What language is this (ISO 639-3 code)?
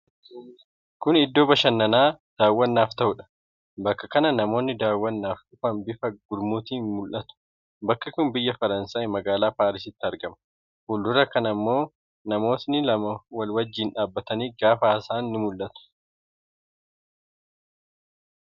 orm